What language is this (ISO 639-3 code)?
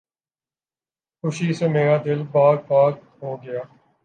urd